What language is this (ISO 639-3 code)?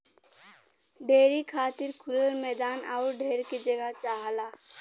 bho